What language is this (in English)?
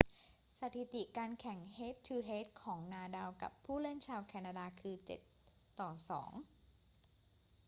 Thai